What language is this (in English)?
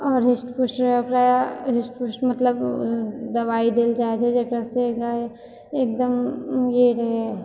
Maithili